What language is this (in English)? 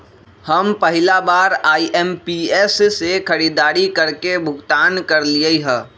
Magahi